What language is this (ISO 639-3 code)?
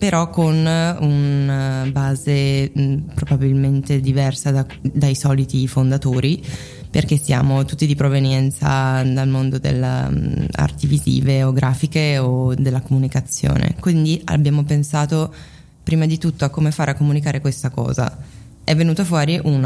ita